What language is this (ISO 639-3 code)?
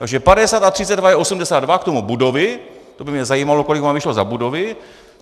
ces